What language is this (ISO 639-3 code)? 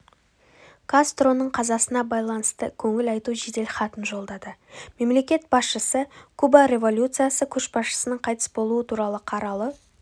kaz